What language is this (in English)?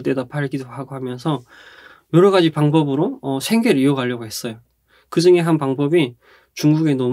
Korean